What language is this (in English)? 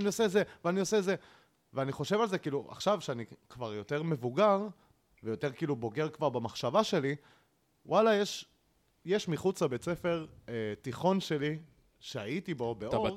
Hebrew